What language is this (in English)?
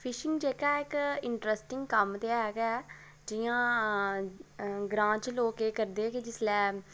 Dogri